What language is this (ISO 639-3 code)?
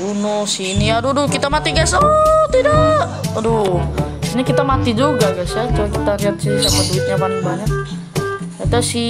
ind